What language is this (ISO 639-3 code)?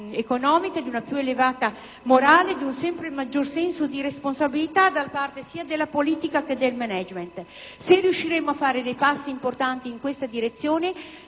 ita